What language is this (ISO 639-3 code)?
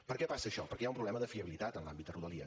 cat